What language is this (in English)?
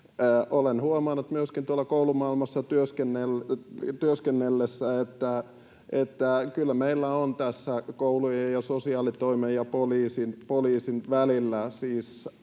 Finnish